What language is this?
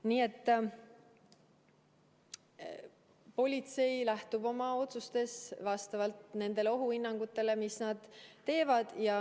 Estonian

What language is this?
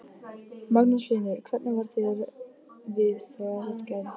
Icelandic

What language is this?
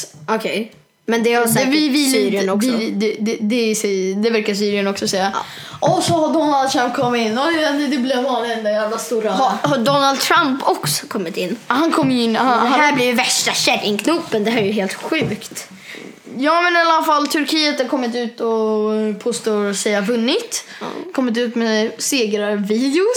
Swedish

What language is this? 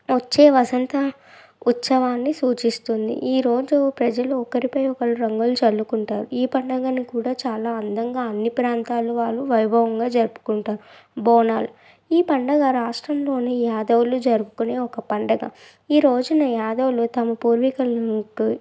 Telugu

